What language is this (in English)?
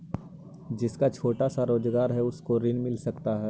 Magahi